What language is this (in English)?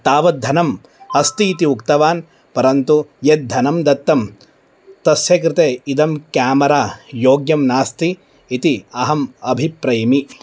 Sanskrit